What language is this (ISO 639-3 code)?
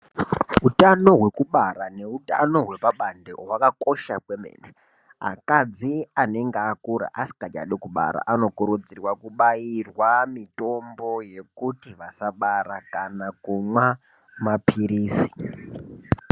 ndc